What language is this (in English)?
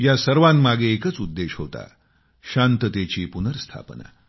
Marathi